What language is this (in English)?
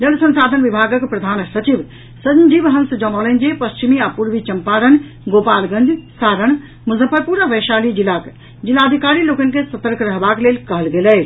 Maithili